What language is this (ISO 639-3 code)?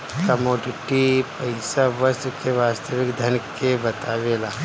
bho